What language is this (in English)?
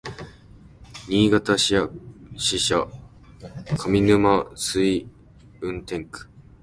Japanese